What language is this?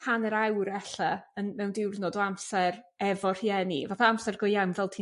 Welsh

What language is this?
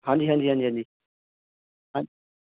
Punjabi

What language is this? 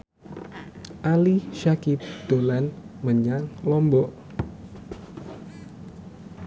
Javanese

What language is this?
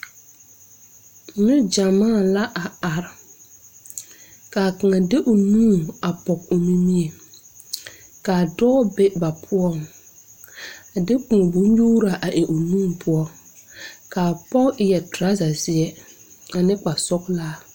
Southern Dagaare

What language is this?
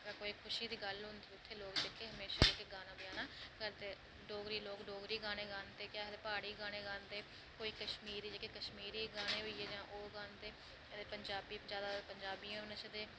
Dogri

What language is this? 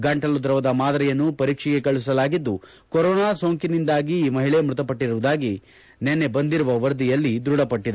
Kannada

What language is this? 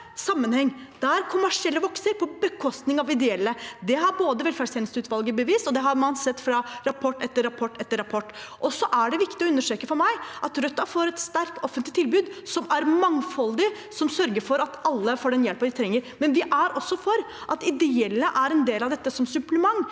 Norwegian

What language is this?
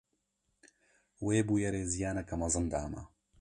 Kurdish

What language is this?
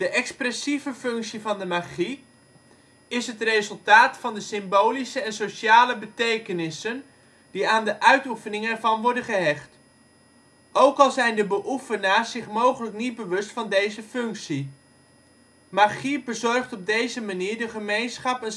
Dutch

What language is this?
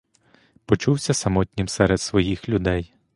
Ukrainian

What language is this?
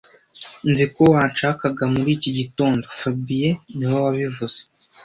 Kinyarwanda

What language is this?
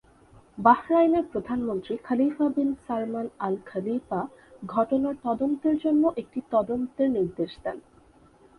Bangla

